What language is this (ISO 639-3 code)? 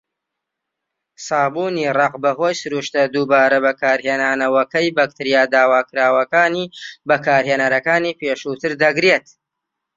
ckb